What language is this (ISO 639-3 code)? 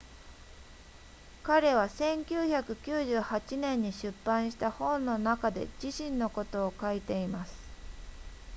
jpn